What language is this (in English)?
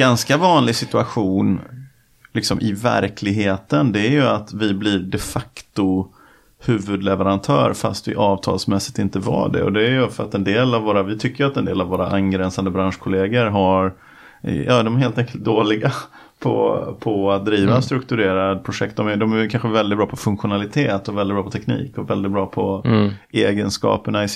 Swedish